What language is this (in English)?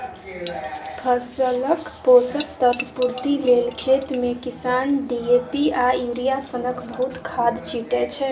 Maithili